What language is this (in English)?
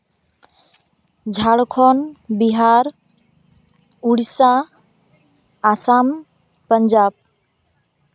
Santali